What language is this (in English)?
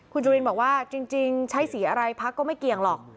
Thai